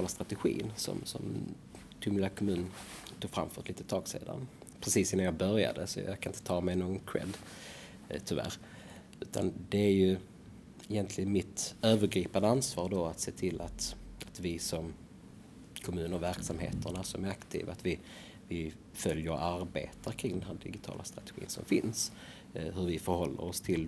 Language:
Swedish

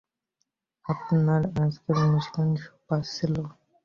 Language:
Bangla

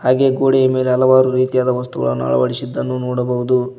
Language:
Kannada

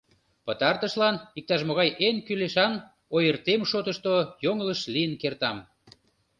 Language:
Mari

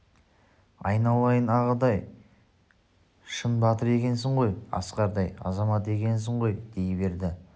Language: Kazakh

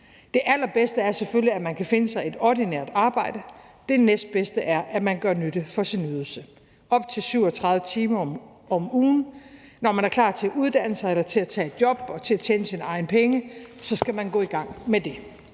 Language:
Danish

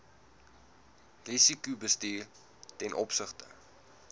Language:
Afrikaans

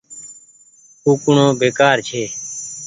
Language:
Goaria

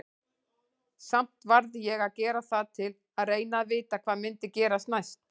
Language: Icelandic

